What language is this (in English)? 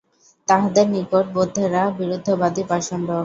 Bangla